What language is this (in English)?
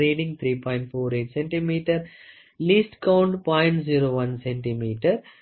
Tamil